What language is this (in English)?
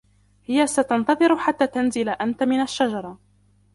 Arabic